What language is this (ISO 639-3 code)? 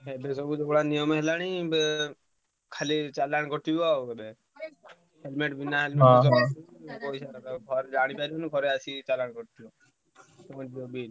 ori